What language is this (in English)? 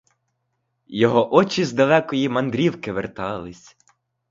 Ukrainian